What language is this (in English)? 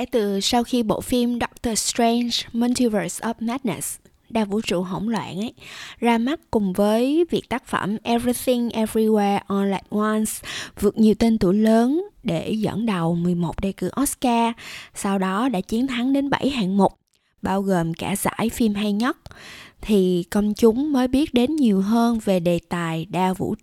Vietnamese